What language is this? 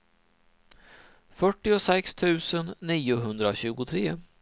Swedish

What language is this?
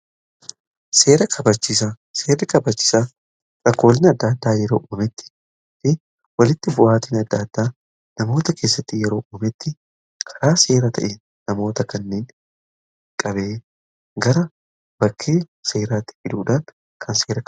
Oromo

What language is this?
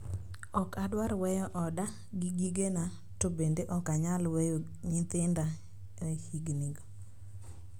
Luo (Kenya and Tanzania)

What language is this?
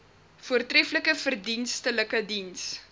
Afrikaans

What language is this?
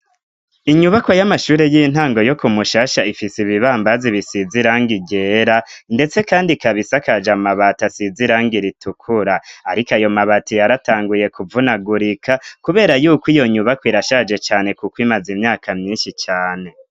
Rundi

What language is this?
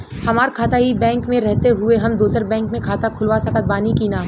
Bhojpuri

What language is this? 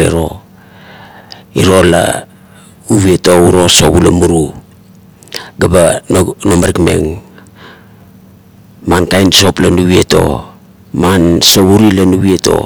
Kuot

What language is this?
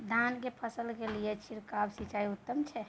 Maithili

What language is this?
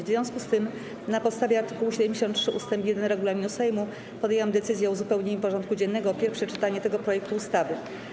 Polish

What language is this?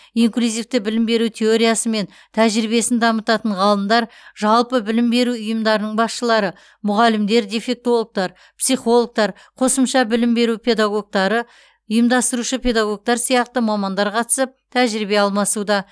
Kazakh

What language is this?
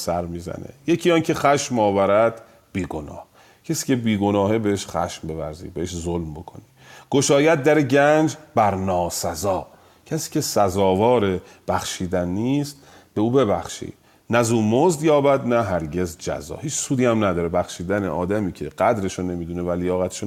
Persian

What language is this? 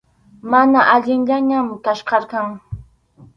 Arequipa-La Unión Quechua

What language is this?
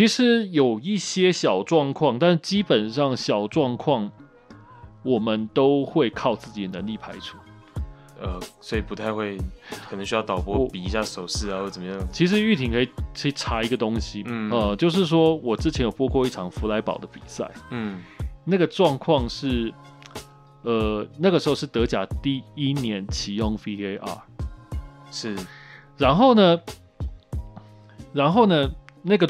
Chinese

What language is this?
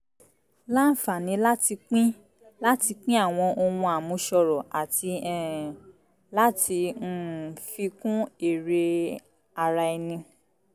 Yoruba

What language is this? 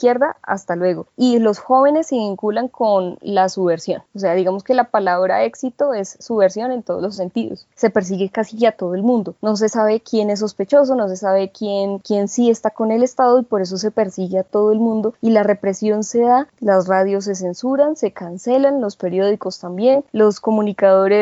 Spanish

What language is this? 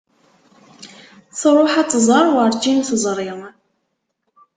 Kabyle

